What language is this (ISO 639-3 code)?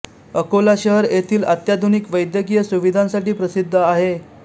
mar